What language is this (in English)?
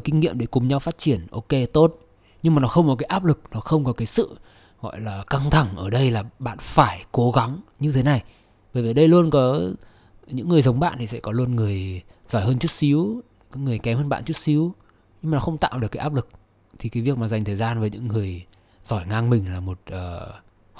Vietnamese